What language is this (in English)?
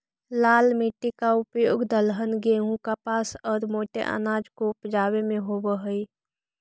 Magahi